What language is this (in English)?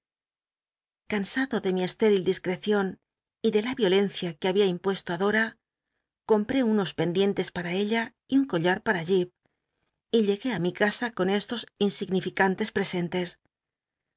Spanish